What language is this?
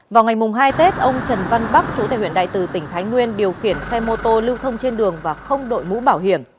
Vietnamese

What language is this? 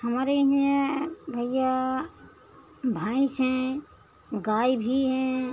Hindi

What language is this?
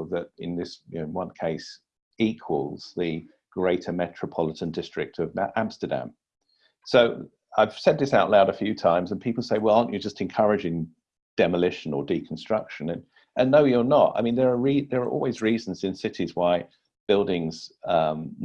English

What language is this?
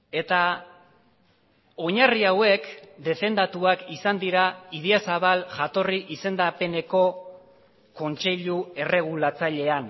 Basque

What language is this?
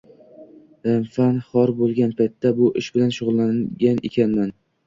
Uzbek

